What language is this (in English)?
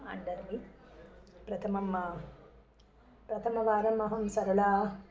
Sanskrit